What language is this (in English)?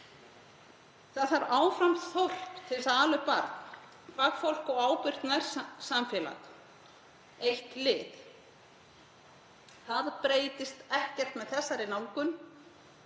Icelandic